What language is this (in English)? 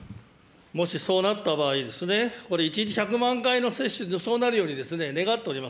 Japanese